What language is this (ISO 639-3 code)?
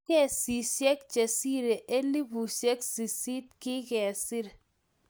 kln